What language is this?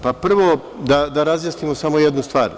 Serbian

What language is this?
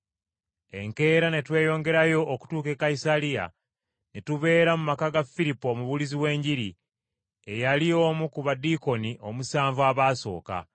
Ganda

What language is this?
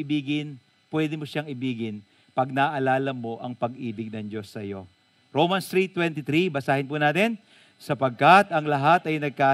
Filipino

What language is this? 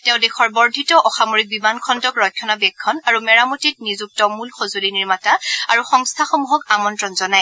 Assamese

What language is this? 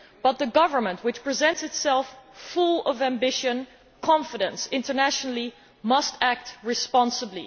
English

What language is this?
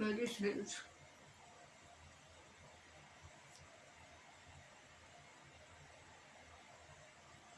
Turkish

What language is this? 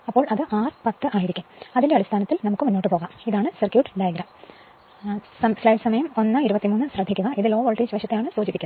Malayalam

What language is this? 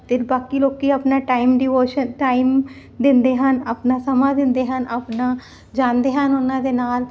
Punjabi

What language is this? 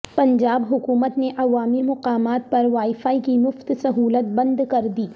Urdu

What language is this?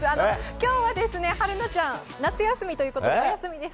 Japanese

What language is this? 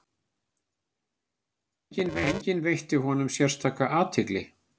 Icelandic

